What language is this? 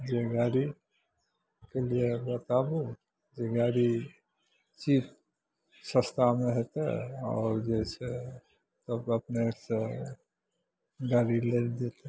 Maithili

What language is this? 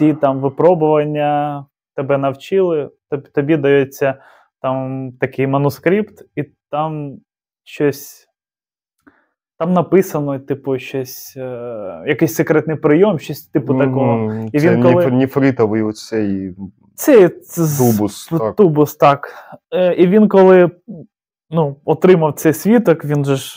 Ukrainian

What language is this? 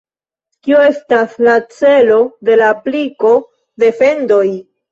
Esperanto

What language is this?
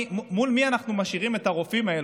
Hebrew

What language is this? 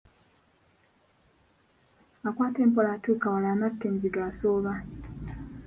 Ganda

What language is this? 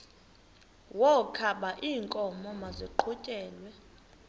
Xhosa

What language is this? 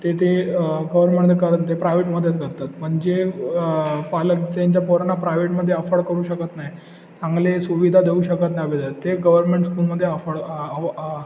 Marathi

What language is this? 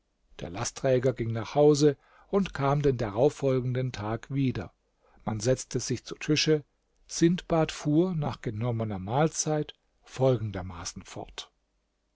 German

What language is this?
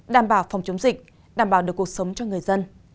Vietnamese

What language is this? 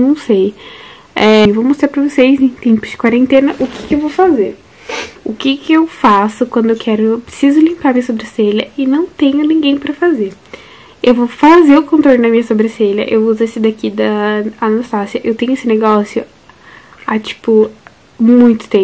Portuguese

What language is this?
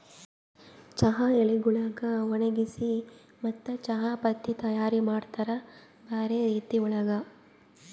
Kannada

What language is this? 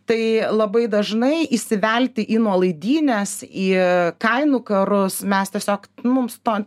Lithuanian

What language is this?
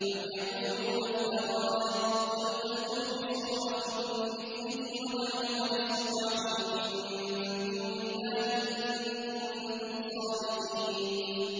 Arabic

